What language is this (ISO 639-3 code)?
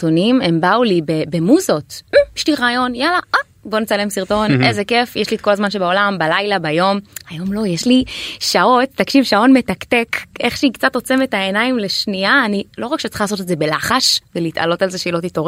heb